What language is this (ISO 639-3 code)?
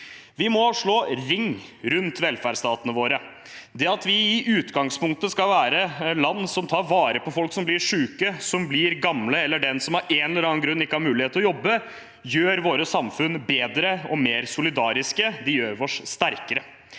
nor